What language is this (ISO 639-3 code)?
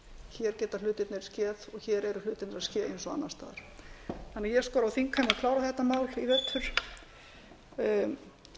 isl